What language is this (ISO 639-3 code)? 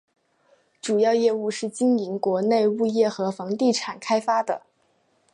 zho